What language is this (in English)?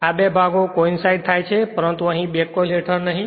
Gujarati